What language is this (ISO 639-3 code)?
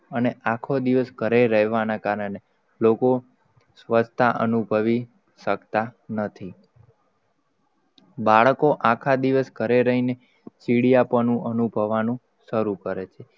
guj